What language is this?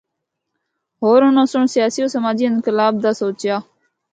Northern Hindko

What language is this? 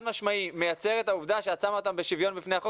Hebrew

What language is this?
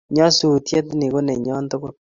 Kalenjin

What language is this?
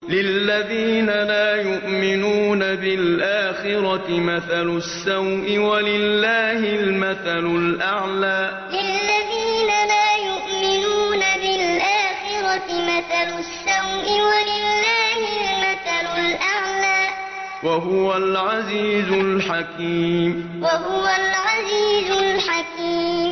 Arabic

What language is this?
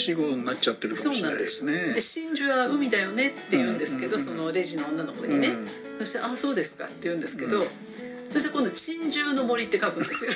Japanese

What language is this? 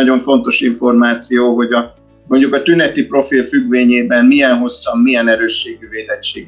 Hungarian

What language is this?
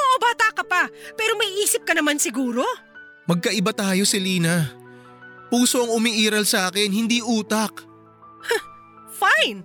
Filipino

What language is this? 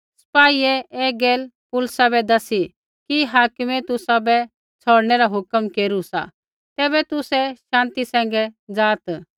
Kullu Pahari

